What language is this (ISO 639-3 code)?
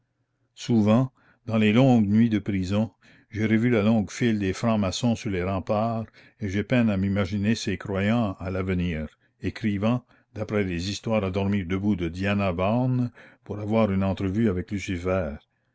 fra